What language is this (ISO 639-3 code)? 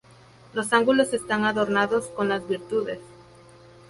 spa